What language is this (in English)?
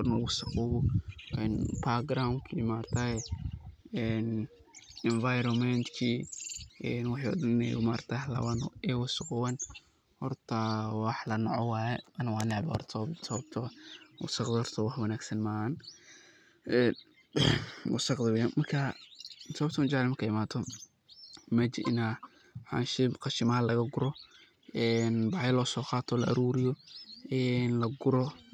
Somali